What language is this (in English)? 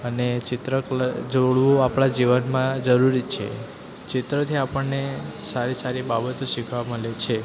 Gujarati